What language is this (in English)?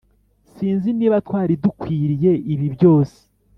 Kinyarwanda